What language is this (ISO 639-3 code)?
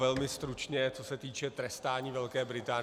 ces